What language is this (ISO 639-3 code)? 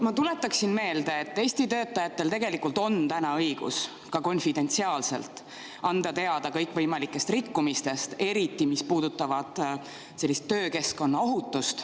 est